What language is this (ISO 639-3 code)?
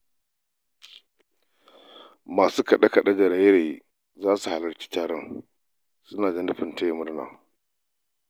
hau